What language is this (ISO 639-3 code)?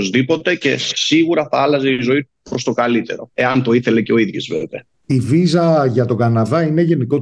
ell